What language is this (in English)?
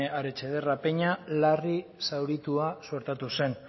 Basque